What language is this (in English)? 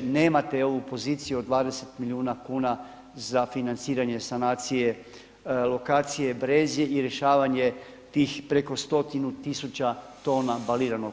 Croatian